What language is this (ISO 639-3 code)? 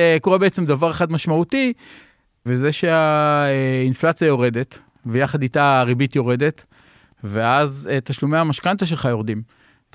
heb